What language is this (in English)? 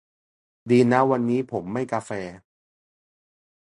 Thai